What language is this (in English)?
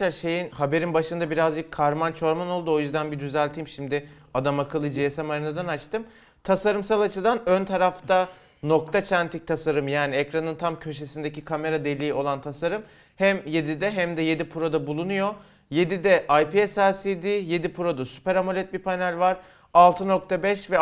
Turkish